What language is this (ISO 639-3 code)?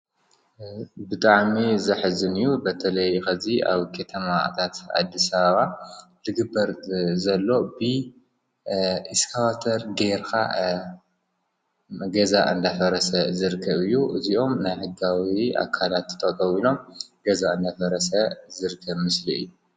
tir